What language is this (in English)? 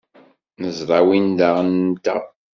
Kabyle